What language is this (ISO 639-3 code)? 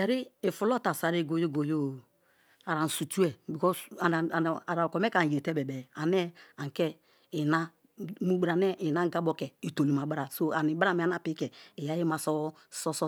ijn